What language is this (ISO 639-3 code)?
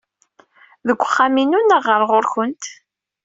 kab